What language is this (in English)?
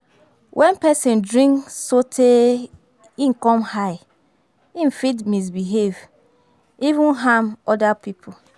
Nigerian Pidgin